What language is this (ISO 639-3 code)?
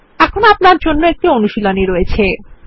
ben